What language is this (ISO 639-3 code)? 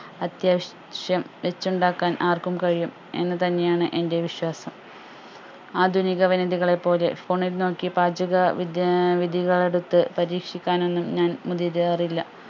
mal